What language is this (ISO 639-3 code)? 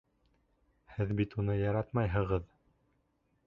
bak